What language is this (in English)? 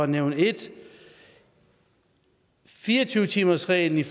Danish